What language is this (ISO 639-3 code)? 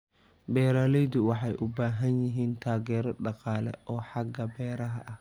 som